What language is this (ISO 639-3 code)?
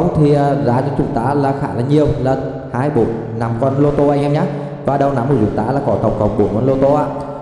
vie